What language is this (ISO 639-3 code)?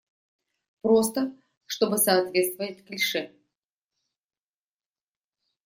rus